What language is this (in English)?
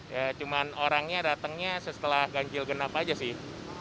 Indonesian